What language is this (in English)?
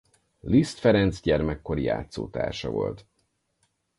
Hungarian